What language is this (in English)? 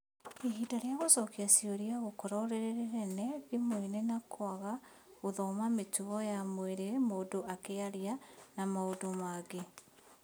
Kikuyu